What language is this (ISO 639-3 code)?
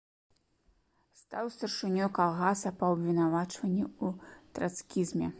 bel